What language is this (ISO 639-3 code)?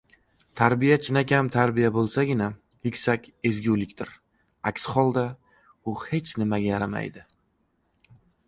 uzb